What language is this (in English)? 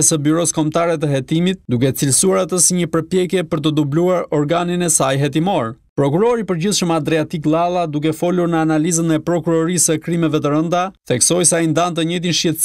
Greek